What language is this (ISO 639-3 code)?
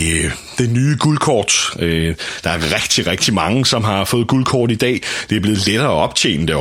dan